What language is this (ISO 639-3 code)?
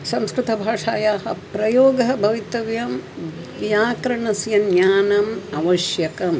san